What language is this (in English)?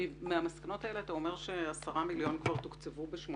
Hebrew